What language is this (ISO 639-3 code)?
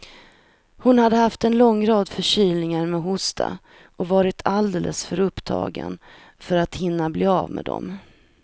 swe